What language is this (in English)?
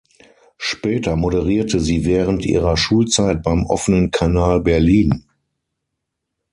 German